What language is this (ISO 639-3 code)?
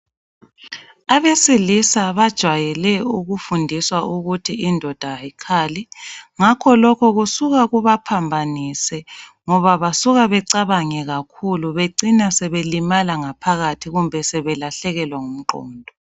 nde